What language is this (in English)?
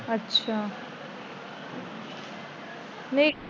Punjabi